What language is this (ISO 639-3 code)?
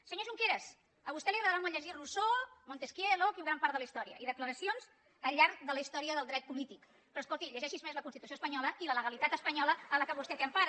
cat